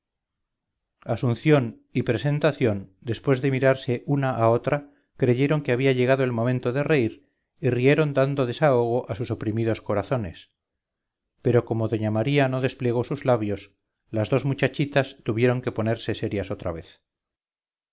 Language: Spanish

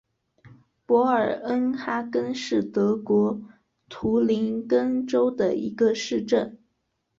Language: Chinese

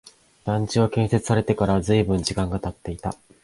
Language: Japanese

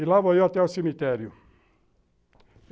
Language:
Portuguese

